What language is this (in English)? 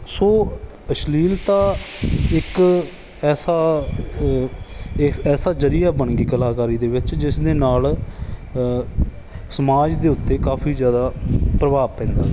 Punjabi